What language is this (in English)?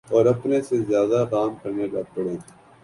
Urdu